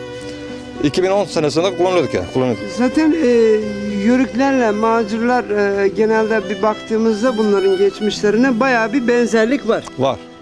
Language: Turkish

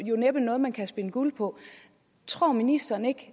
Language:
Danish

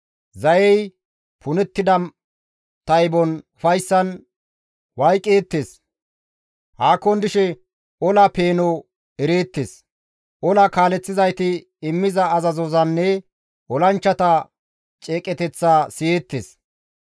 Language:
Gamo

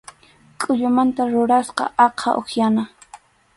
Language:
Arequipa-La Unión Quechua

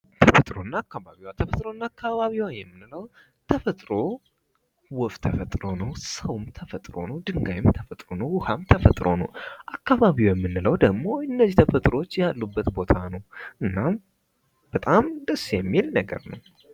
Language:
Amharic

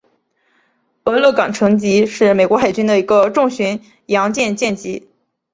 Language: Chinese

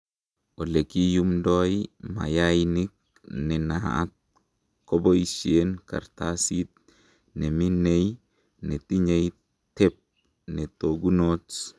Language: Kalenjin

